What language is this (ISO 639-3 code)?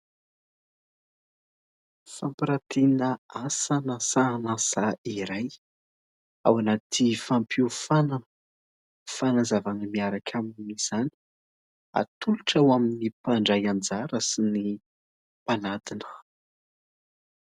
mlg